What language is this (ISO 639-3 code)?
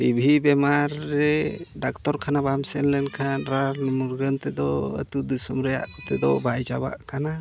sat